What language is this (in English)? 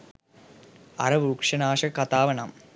Sinhala